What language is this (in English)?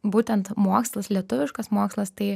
Lithuanian